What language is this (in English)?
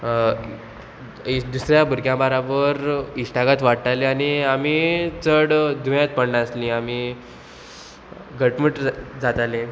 Konkani